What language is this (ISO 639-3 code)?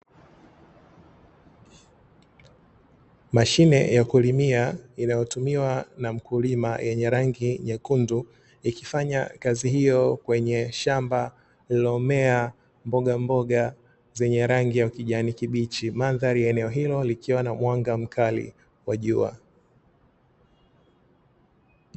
swa